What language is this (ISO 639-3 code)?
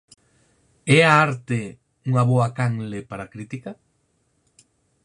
glg